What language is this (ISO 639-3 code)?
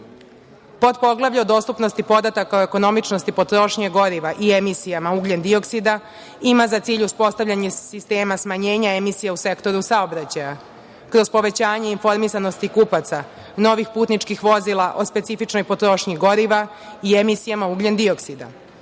srp